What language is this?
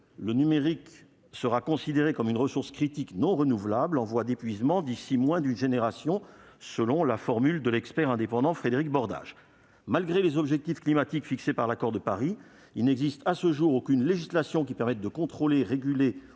French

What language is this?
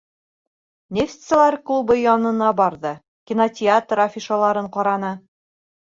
Bashkir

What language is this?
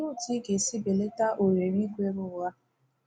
Igbo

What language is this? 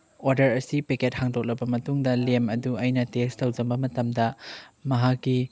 Manipuri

